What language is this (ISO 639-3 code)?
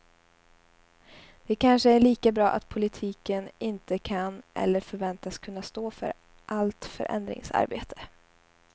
swe